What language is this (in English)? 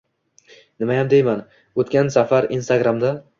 Uzbek